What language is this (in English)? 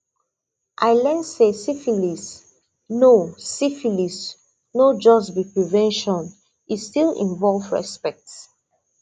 Nigerian Pidgin